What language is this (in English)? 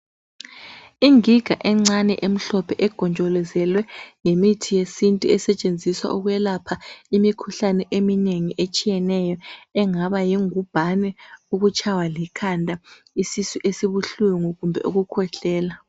North Ndebele